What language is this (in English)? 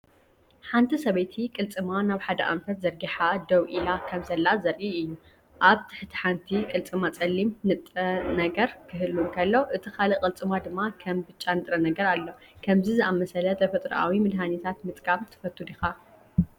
Tigrinya